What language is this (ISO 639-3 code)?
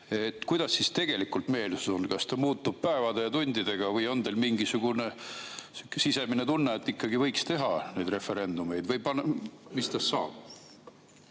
est